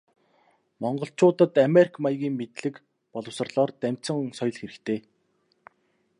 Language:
Mongolian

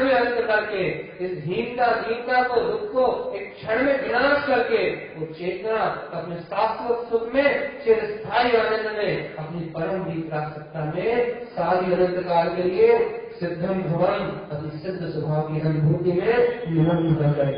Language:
Hindi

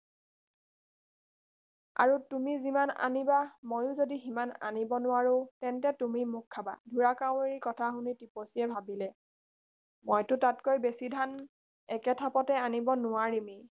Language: Assamese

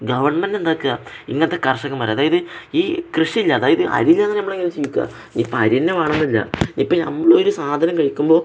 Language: Malayalam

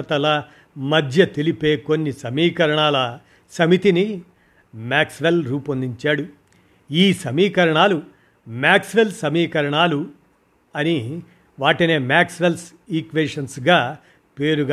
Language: Telugu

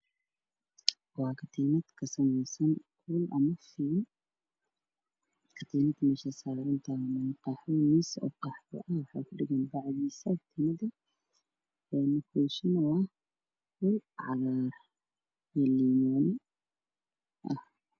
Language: Somali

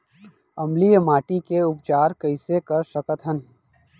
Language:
Chhattisgarhi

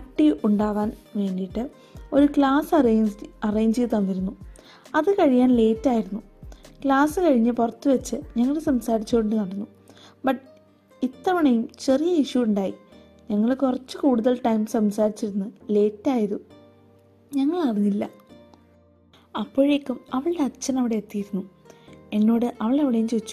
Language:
Malayalam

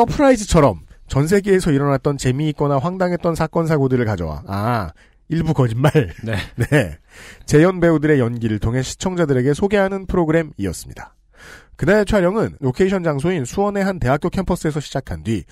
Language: Korean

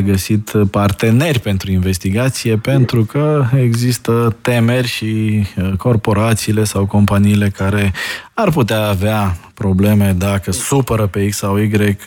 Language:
Romanian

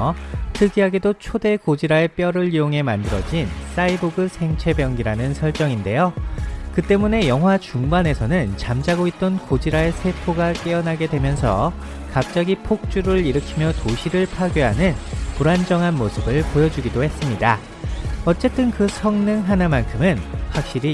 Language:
Korean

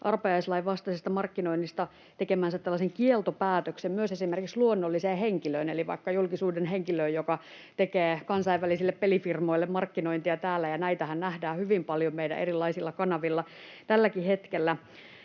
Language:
Finnish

